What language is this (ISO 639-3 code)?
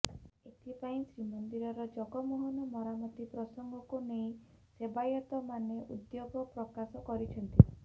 ori